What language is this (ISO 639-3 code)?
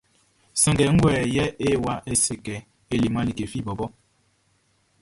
bci